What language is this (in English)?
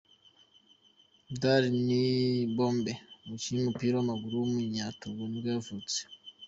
Kinyarwanda